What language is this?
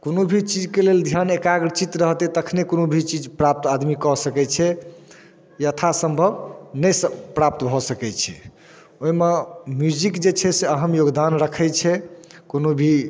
Maithili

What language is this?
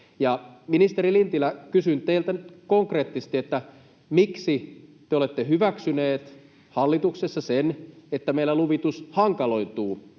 Finnish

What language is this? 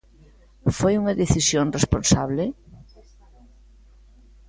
Galician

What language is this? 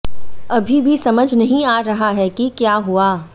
Hindi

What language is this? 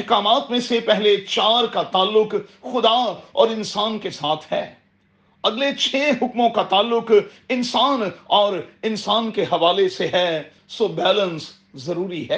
Urdu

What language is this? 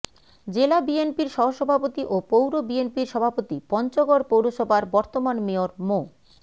Bangla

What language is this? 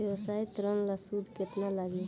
Bhojpuri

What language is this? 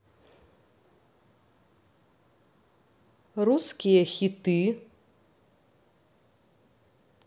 Russian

